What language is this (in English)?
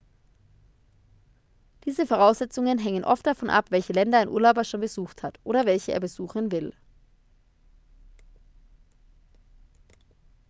German